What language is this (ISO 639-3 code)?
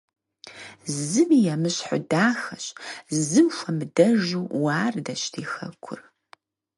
kbd